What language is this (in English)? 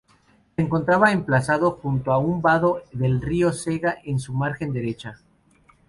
Spanish